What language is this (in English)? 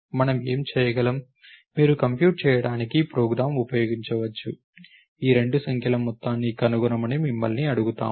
Telugu